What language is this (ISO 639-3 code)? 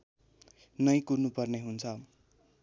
nep